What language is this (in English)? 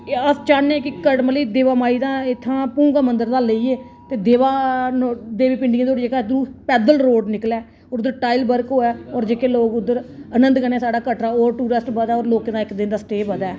Dogri